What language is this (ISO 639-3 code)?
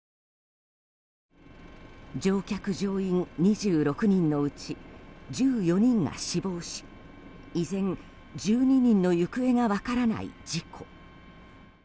jpn